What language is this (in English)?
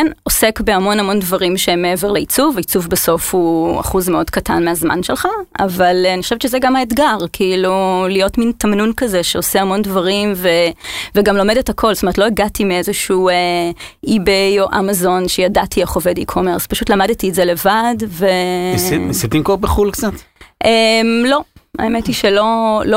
Hebrew